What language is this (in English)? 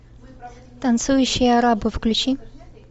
Russian